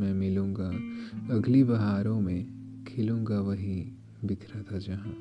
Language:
Hindi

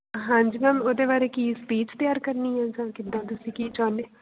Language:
Punjabi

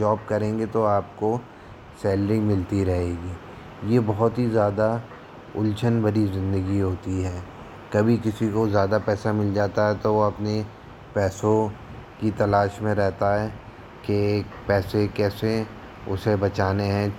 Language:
Hindi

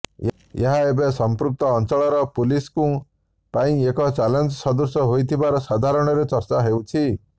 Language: Odia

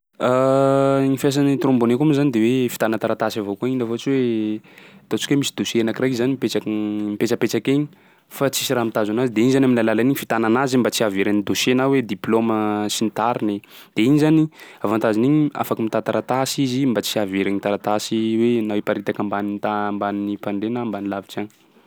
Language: Sakalava Malagasy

